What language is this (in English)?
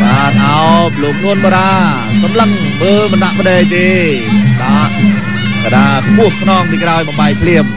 Thai